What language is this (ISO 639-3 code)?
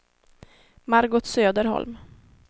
swe